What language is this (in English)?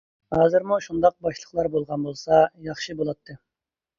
Uyghur